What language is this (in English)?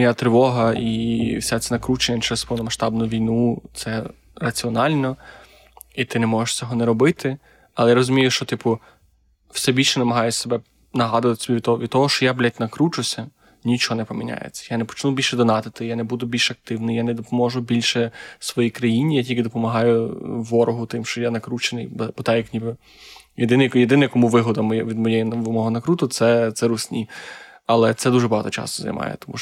Ukrainian